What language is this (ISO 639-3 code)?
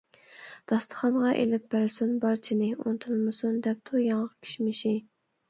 uig